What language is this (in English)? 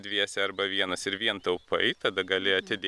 Lithuanian